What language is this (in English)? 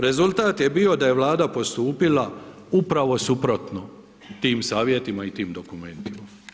Croatian